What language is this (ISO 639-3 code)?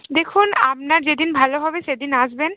ben